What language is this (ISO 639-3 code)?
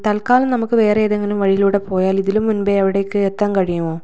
mal